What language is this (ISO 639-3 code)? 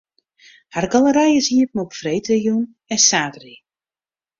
fry